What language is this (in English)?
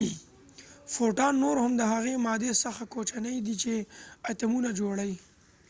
Pashto